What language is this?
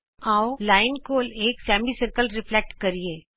Punjabi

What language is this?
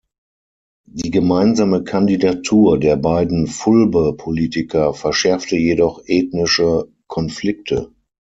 German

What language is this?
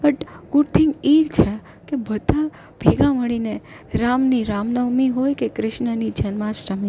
Gujarati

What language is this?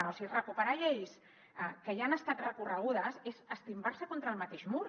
Catalan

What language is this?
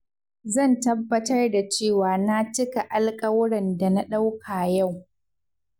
Hausa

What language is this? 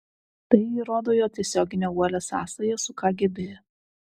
Lithuanian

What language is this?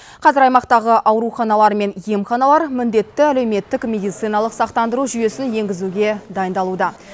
Kazakh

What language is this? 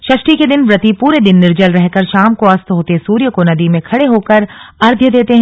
Hindi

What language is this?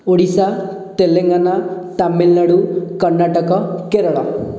Odia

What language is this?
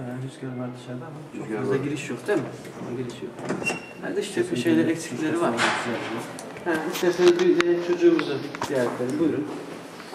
Turkish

